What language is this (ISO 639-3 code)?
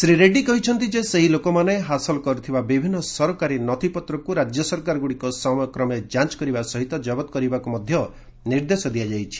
ori